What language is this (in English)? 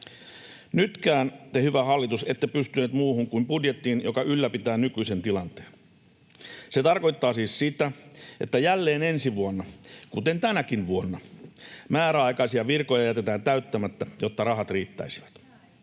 Finnish